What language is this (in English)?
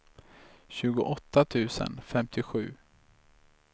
Swedish